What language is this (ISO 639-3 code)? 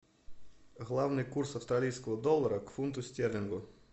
rus